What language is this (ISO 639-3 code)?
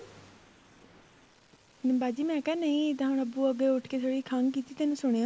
pan